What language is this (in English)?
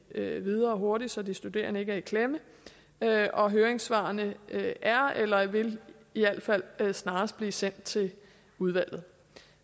Danish